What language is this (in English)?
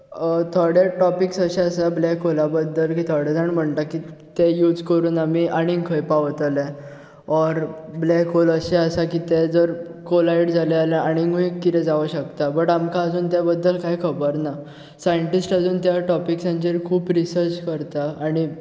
Konkani